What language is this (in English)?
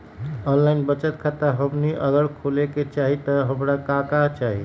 Magahi